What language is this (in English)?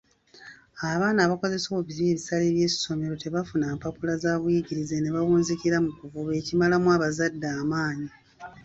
Ganda